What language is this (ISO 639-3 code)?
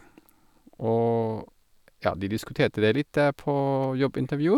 nor